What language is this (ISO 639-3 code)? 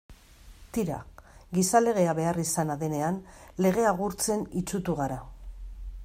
eus